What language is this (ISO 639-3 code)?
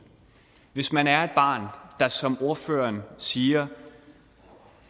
dan